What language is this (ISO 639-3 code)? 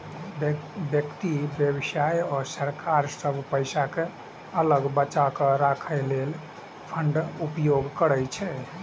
mai